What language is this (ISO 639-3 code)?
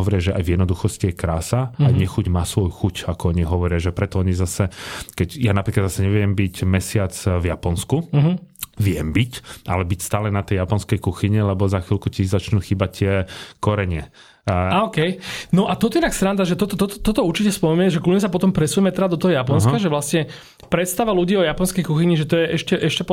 slk